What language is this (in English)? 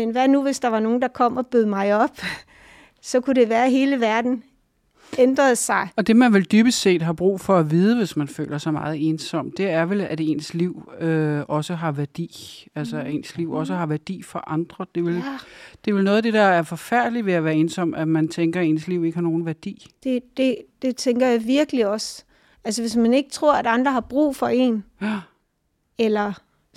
Danish